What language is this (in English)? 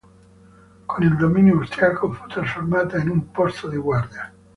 Italian